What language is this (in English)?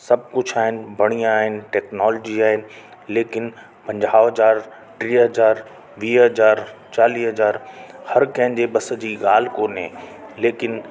Sindhi